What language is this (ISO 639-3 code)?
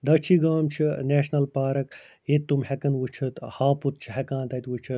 kas